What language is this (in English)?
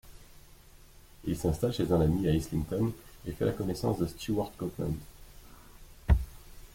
French